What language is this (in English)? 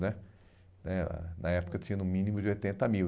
Portuguese